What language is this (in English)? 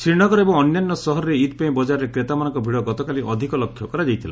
Odia